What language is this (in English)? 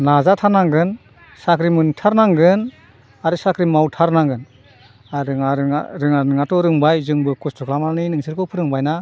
Bodo